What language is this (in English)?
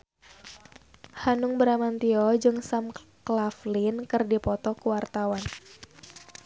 Sundanese